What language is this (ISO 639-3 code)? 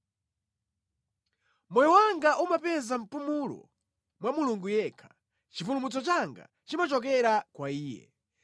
nya